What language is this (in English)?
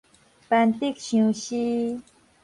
Min Nan Chinese